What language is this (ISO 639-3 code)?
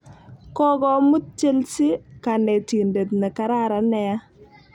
kln